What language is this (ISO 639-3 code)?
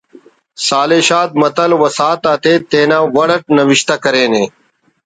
brh